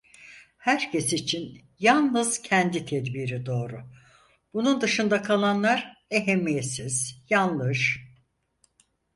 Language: Turkish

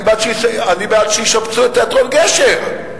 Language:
Hebrew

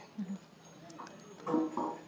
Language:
Wolof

